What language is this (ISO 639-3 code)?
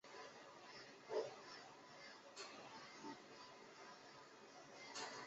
zho